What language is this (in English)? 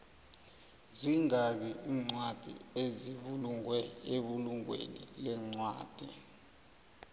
South Ndebele